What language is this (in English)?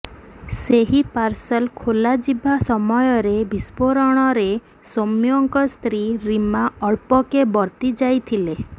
Odia